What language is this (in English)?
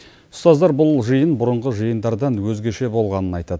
Kazakh